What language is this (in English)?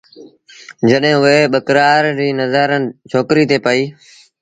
Sindhi Bhil